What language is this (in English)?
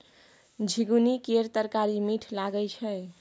Maithili